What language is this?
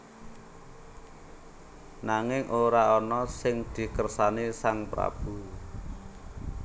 Javanese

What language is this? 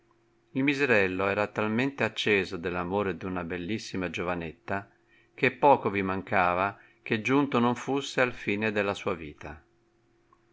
Italian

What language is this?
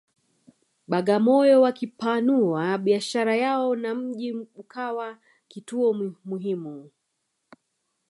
Swahili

